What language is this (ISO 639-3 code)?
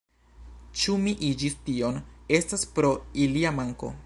epo